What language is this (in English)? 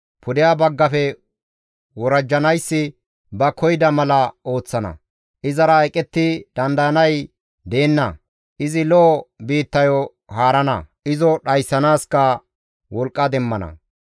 Gamo